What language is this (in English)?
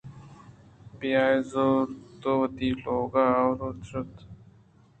Eastern Balochi